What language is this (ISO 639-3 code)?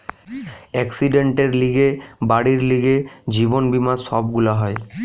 ben